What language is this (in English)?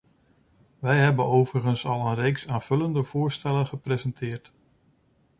Dutch